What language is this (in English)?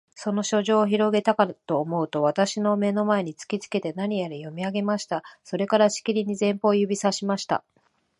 Japanese